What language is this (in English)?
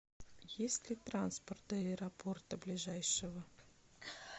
Russian